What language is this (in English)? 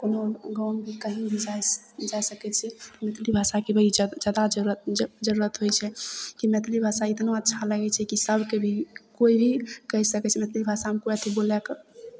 Maithili